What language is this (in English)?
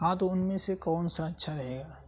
Urdu